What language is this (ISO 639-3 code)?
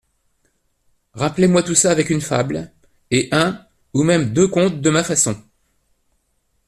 fra